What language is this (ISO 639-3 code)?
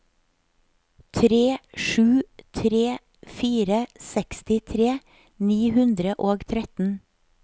nor